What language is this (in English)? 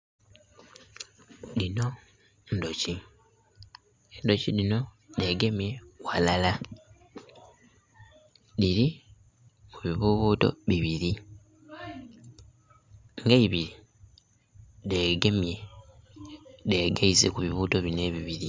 Soga